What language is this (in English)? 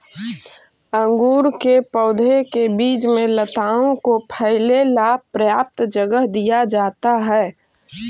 Magahi